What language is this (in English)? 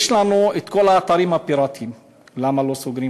Hebrew